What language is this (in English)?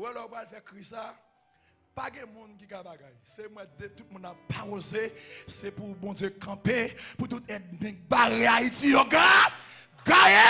French